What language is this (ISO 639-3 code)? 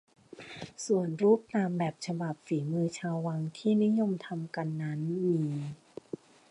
tha